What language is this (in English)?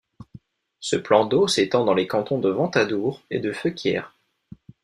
French